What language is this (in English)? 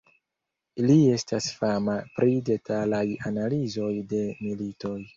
Esperanto